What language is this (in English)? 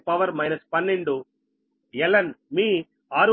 Telugu